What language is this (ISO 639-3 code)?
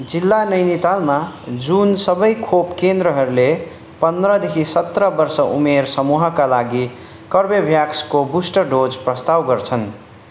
nep